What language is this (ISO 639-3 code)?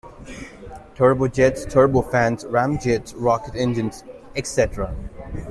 eng